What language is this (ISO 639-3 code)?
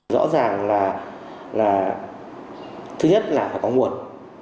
vie